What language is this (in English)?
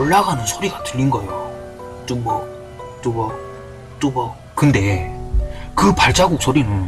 Korean